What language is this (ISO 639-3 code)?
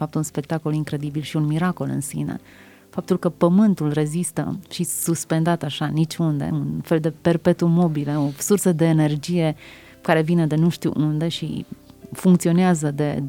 ron